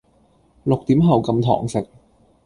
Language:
Cantonese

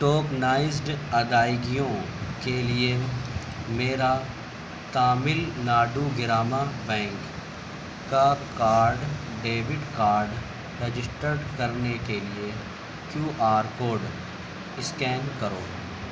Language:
Urdu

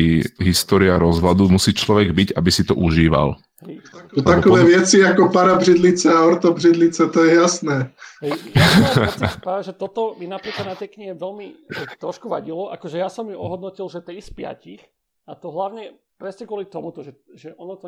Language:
Slovak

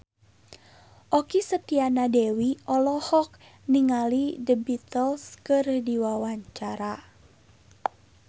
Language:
Sundanese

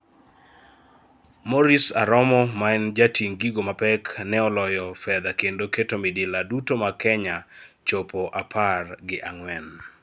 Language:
Luo (Kenya and Tanzania)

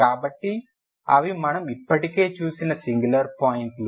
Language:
Telugu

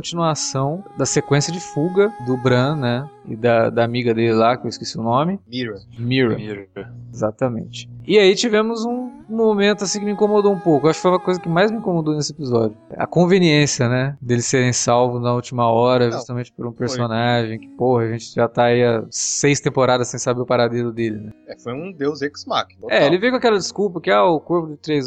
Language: Portuguese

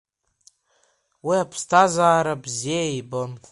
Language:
Abkhazian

